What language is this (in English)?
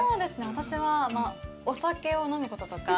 Japanese